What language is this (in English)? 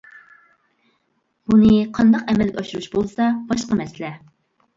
Uyghur